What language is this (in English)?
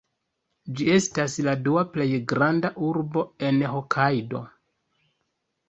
Esperanto